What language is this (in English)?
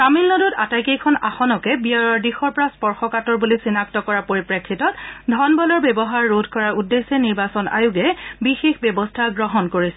Assamese